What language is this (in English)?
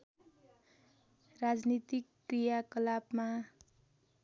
Nepali